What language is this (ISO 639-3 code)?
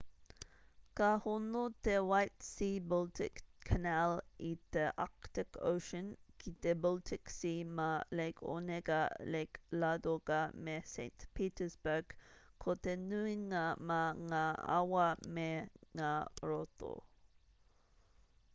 mri